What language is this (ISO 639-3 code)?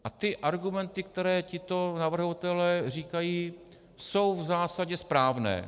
ces